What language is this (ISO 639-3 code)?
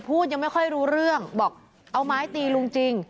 tha